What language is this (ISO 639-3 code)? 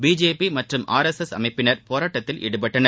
tam